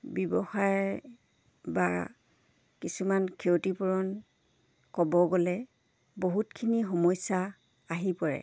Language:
Assamese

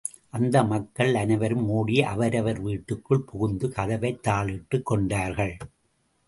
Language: Tamil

